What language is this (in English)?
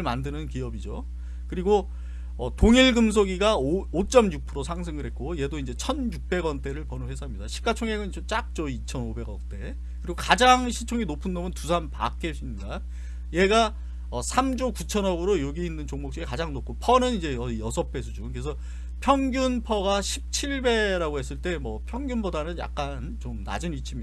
Korean